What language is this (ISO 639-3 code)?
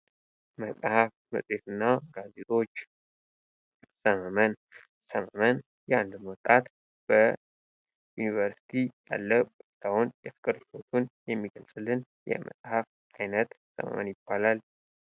amh